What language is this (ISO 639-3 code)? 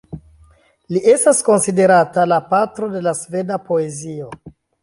epo